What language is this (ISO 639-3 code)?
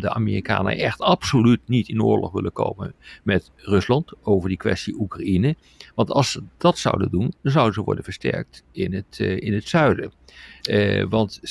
nld